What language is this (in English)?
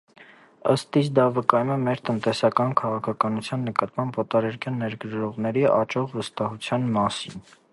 Armenian